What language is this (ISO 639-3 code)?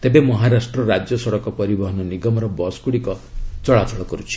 ori